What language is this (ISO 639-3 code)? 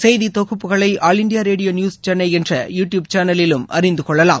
tam